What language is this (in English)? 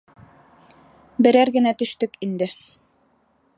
Bashkir